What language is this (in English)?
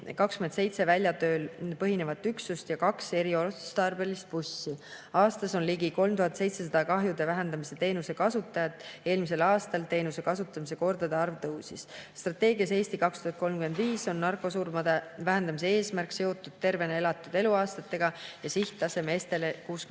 Estonian